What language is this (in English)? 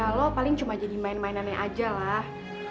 Indonesian